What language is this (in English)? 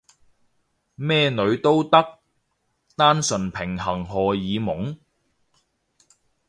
Cantonese